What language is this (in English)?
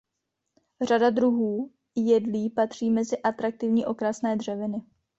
Czech